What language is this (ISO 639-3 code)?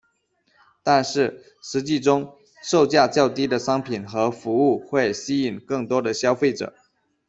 zho